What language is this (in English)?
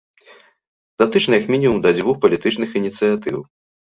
Belarusian